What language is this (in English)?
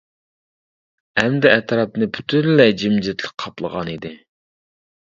Uyghur